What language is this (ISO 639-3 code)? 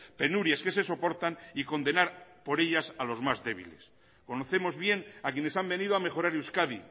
spa